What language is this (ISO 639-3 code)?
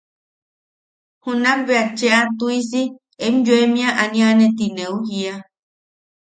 yaq